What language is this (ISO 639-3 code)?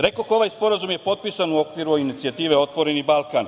srp